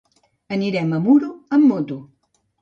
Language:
Catalan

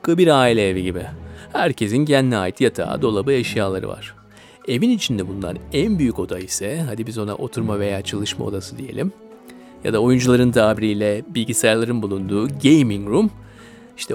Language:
Turkish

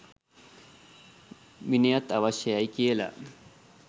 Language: Sinhala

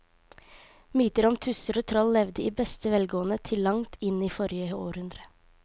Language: Norwegian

